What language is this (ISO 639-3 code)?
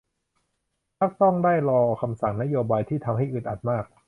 tha